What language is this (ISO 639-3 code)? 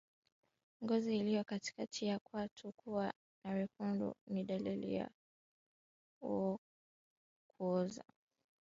swa